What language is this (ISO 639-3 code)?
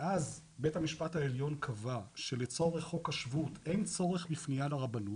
heb